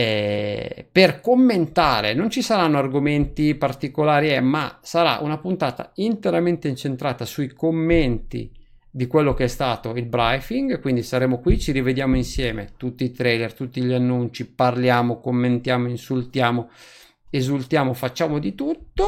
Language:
Italian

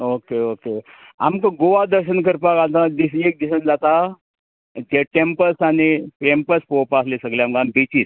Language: Konkani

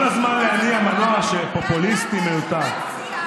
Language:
Hebrew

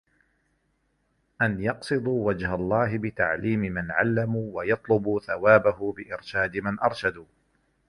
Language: Arabic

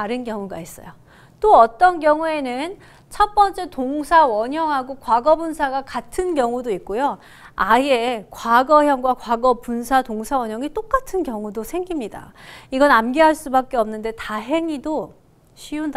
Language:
Korean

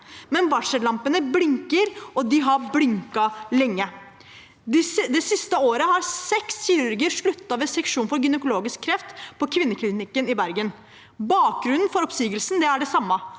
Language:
Norwegian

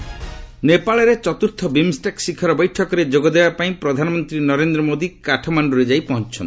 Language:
Odia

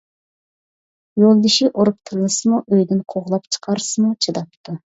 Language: Uyghur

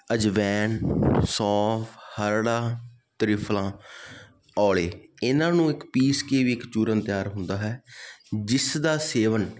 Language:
Punjabi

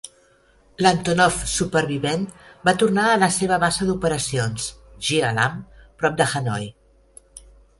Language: Catalan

